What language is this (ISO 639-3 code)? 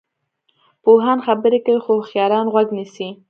pus